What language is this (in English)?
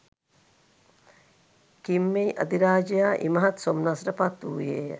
Sinhala